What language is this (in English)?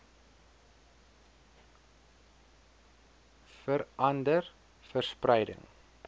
Afrikaans